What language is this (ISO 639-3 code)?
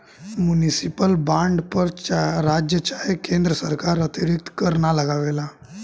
bho